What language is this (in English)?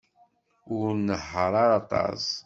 Kabyle